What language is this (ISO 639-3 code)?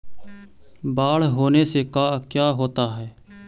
mag